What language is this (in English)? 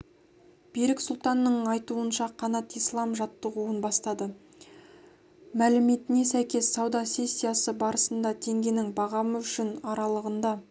Kazakh